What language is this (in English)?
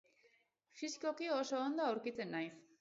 Basque